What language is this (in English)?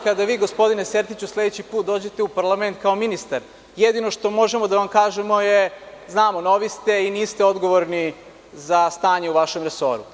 Serbian